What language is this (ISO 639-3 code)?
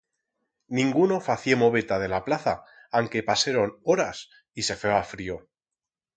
arg